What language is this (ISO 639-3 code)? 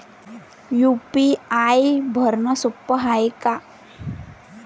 mar